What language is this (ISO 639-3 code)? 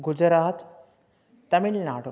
san